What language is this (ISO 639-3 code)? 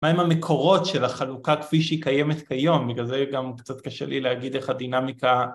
heb